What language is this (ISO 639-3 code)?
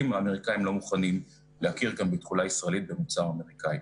heb